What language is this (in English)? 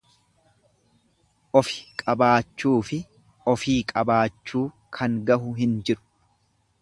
Oromo